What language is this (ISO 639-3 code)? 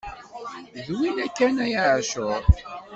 kab